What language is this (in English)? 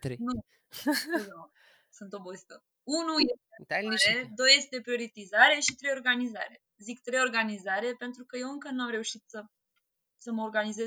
Romanian